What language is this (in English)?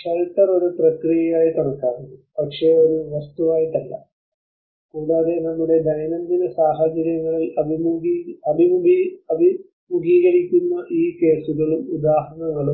Malayalam